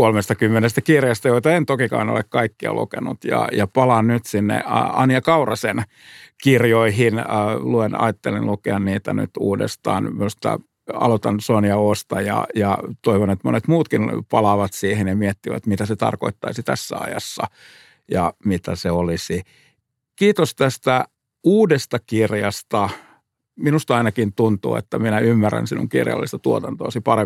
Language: Finnish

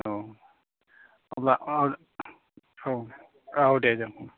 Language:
Bodo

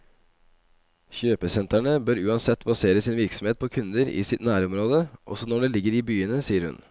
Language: Norwegian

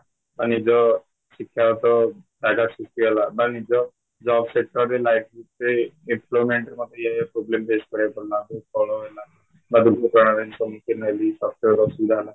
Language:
Odia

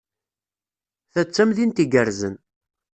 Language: Kabyle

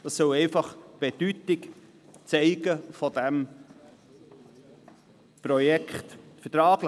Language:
Swiss German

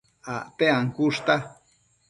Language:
Matsés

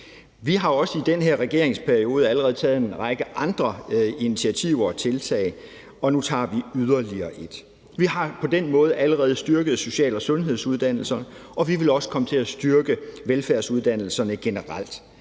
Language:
Danish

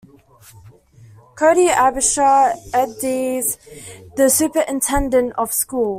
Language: English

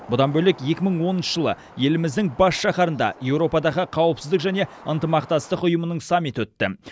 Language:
Kazakh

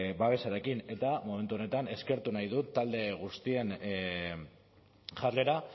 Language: Basque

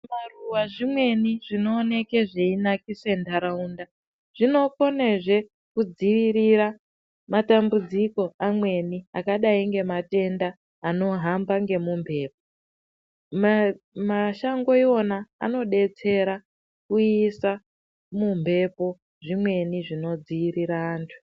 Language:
Ndau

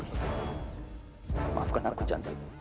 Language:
Indonesian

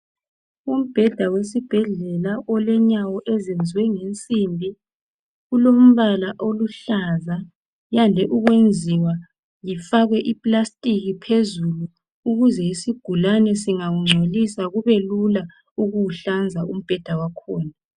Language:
North Ndebele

